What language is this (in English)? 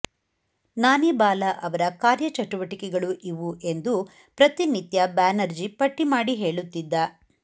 Kannada